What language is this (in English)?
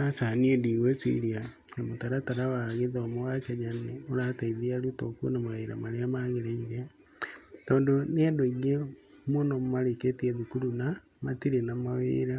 Kikuyu